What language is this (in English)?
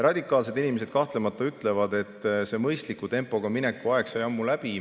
Estonian